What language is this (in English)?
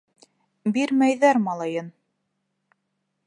Bashkir